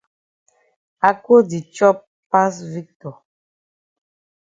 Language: Cameroon Pidgin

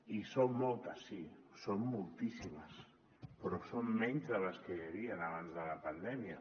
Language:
Catalan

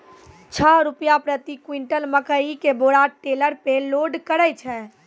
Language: Maithili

